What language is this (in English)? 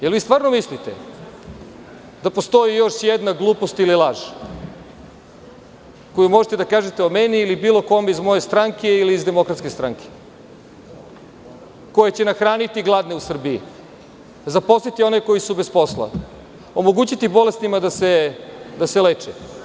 Serbian